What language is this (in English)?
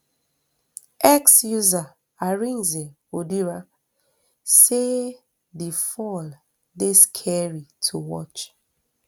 Nigerian Pidgin